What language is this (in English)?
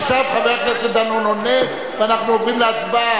Hebrew